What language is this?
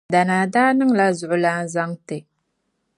Dagbani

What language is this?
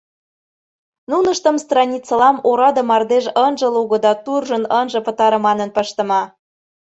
Mari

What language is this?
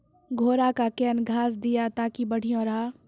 Maithili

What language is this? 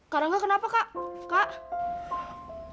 Indonesian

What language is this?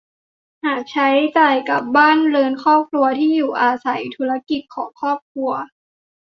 Thai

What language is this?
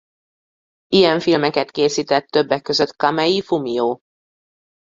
Hungarian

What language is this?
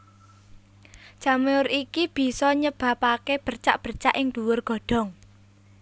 Javanese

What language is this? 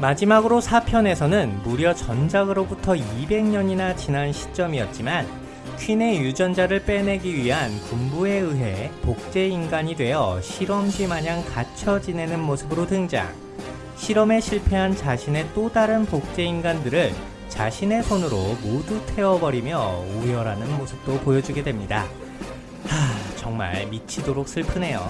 Korean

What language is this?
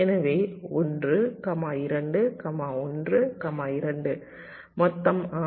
Tamil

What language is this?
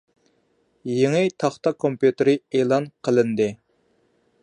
Uyghur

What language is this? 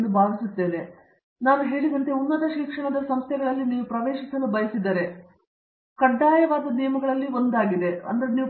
Kannada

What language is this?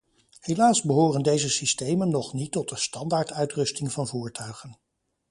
Dutch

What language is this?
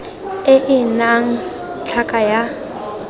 Tswana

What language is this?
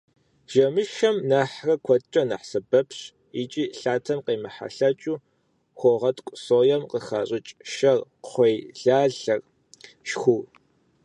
Kabardian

